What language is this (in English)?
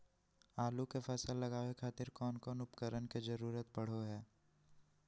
Magahi